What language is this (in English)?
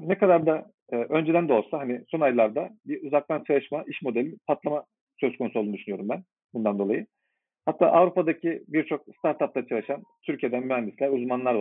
Turkish